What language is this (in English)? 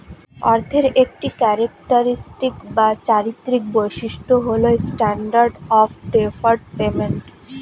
Bangla